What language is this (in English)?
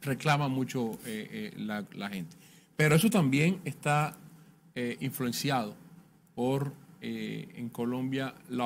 Spanish